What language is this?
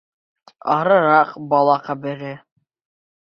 Bashkir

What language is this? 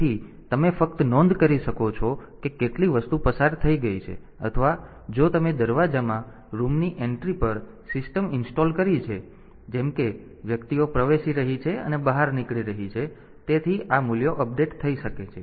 Gujarati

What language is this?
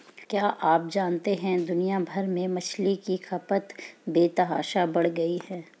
Hindi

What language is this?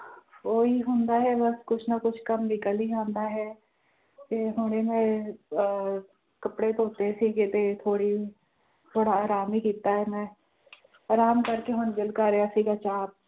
Punjabi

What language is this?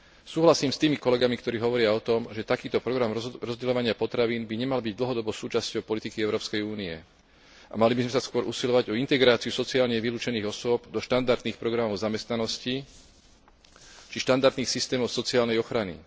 Slovak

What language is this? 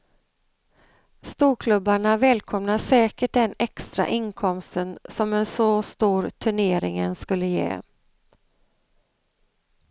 Swedish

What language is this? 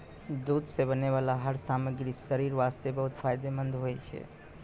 Maithili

